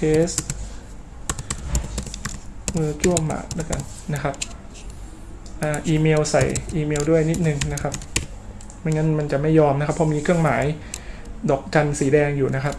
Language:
Thai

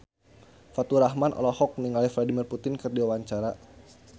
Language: Sundanese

